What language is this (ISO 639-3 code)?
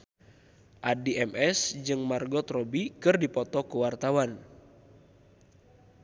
sun